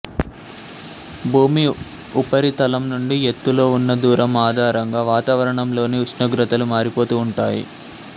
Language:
Telugu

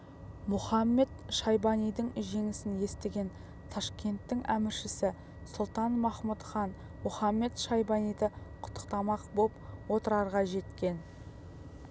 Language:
Kazakh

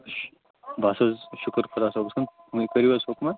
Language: Kashmiri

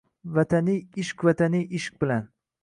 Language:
Uzbek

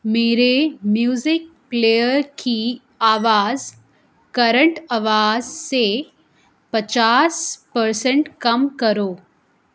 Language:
Urdu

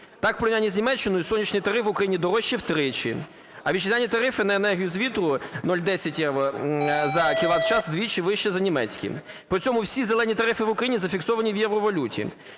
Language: Ukrainian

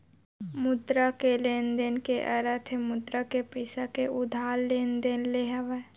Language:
Chhattisgarhi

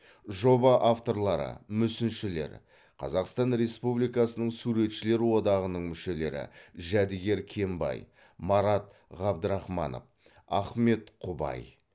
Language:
Kazakh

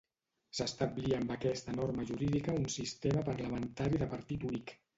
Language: Catalan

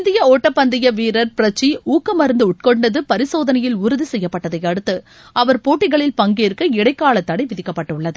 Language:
Tamil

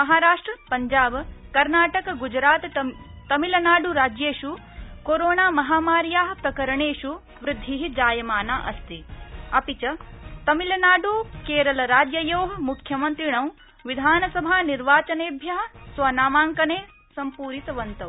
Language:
Sanskrit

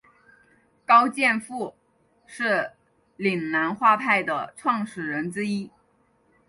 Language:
Chinese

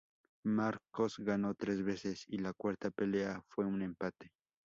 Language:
Spanish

